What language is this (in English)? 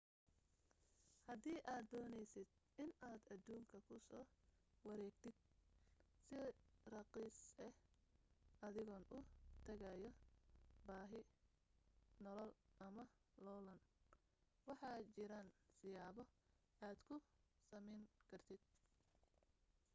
Somali